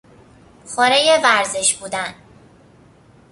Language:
Persian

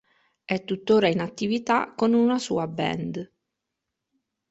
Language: Italian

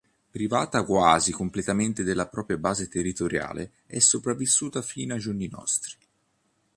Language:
Italian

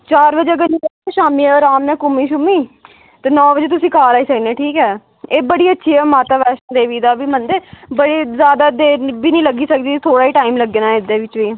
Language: Dogri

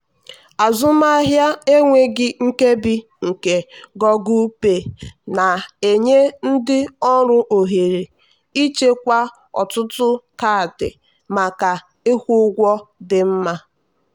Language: Igbo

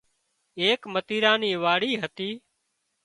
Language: Wadiyara Koli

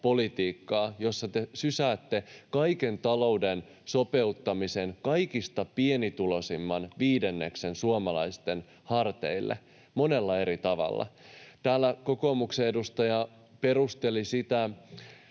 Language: Finnish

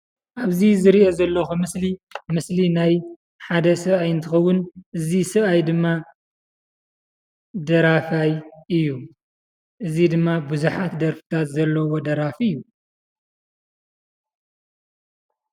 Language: Tigrinya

